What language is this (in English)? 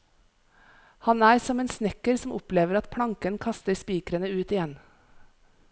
Norwegian